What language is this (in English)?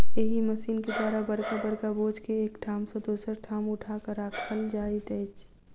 Maithili